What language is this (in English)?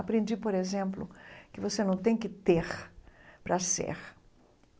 Portuguese